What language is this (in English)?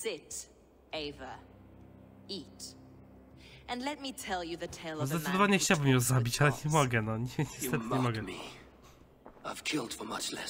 Polish